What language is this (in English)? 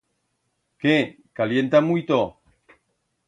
Aragonese